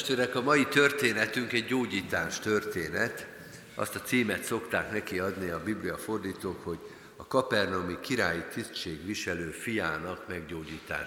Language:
Hungarian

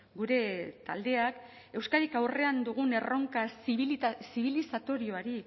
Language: Basque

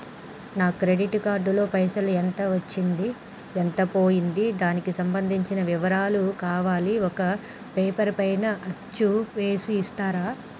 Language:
Telugu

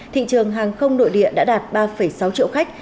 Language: Vietnamese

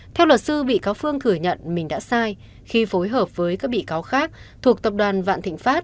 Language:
Vietnamese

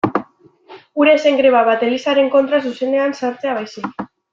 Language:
Basque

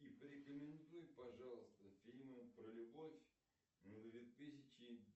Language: Russian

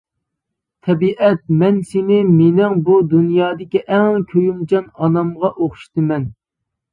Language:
Uyghur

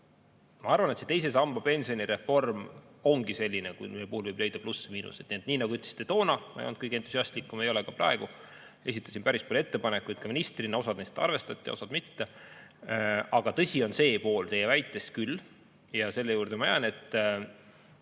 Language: Estonian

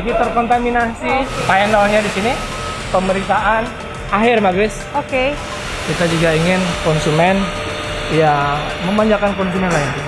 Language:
Indonesian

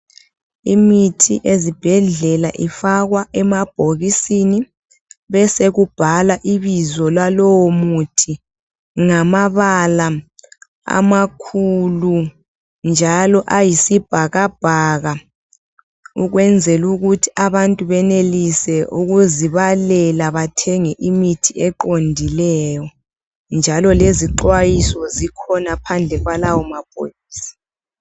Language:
North Ndebele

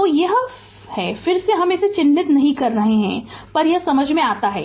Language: Hindi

